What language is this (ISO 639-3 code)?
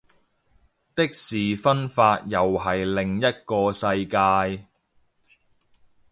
yue